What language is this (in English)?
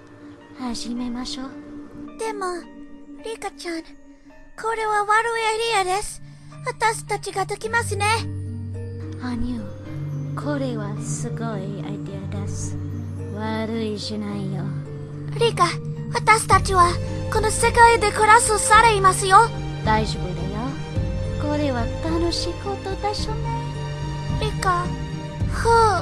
Japanese